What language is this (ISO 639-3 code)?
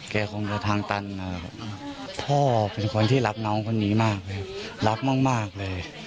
tha